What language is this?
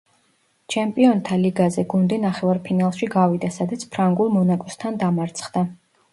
Georgian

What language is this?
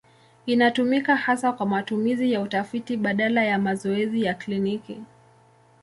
Swahili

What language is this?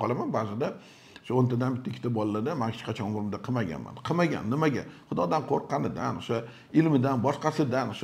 Turkish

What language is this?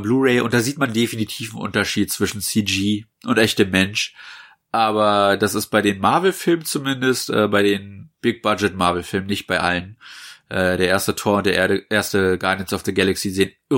German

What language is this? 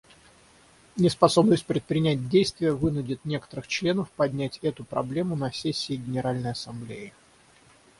Russian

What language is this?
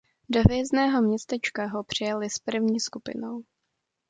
Czech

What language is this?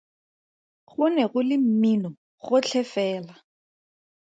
Tswana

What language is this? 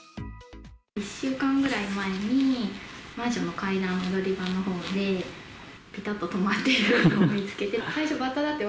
Japanese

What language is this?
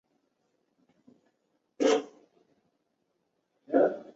Chinese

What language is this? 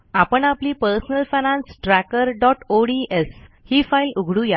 Marathi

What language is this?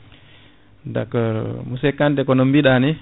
Fula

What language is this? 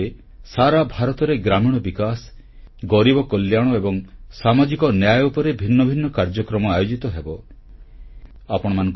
Odia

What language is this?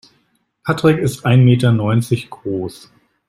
German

